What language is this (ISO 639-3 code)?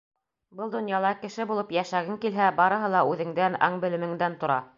bak